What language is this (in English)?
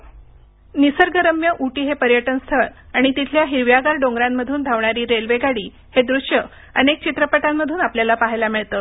Marathi